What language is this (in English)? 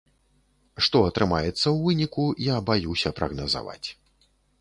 Belarusian